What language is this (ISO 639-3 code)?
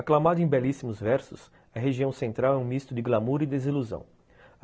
por